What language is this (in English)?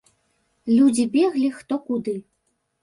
Belarusian